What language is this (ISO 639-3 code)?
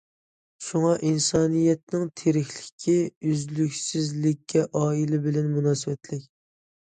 uig